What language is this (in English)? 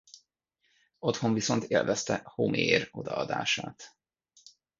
Hungarian